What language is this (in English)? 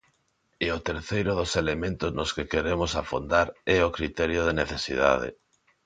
Galician